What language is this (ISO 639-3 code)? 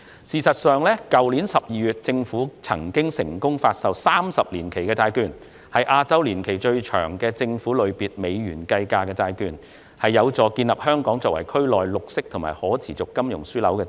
yue